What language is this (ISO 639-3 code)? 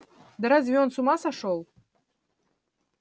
rus